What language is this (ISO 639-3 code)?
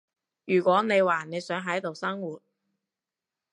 yue